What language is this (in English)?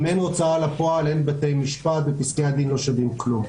Hebrew